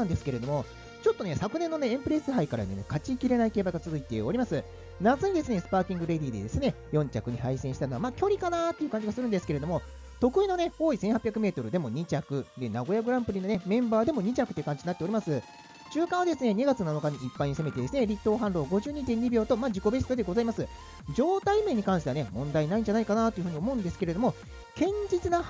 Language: Japanese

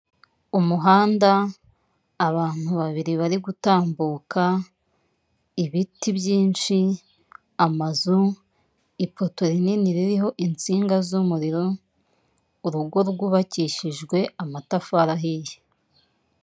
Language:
Kinyarwanda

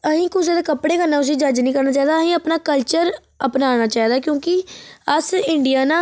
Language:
Dogri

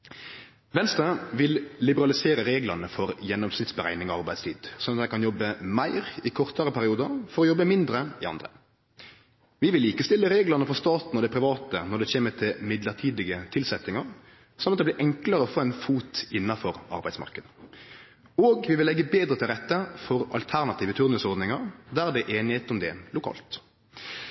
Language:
Norwegian Nynorsk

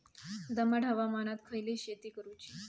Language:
Marathi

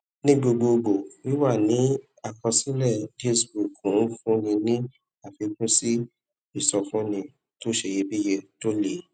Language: Yoruba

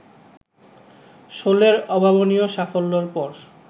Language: Bangla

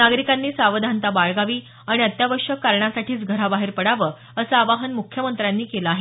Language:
Marathi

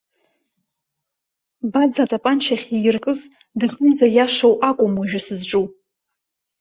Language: Abkhazian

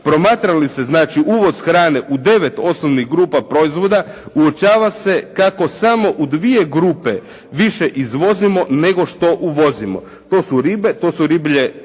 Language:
Croatian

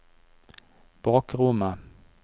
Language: Norwegian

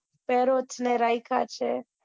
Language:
Gujarati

